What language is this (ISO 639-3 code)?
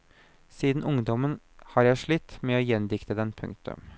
nor